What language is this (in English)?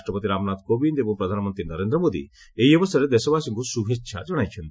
Odia